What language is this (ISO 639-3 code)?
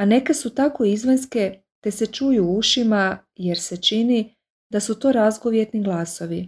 hrv